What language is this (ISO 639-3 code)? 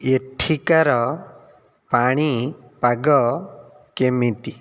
ori